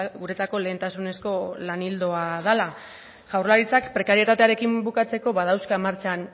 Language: Basque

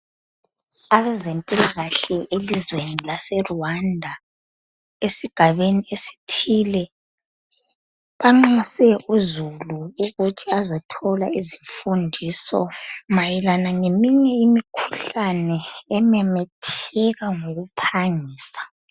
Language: North Ndebele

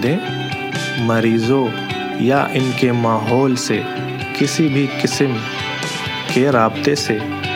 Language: Greek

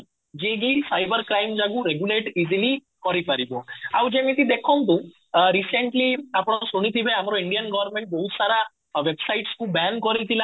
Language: Odia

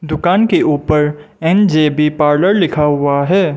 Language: Hindi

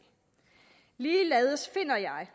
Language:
Danish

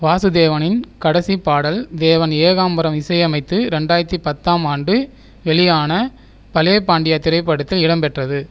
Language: Tamil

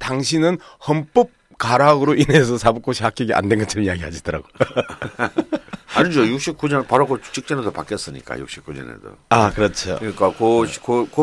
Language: Korean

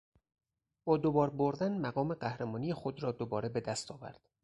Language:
Persian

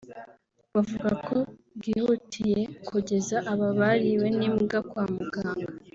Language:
Kinyarwanda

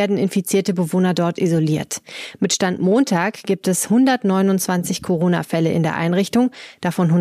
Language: German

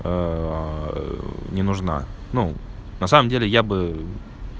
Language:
Russian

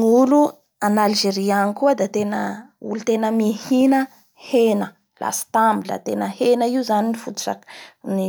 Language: Bara Malagasy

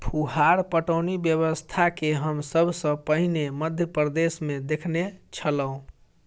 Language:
Maithili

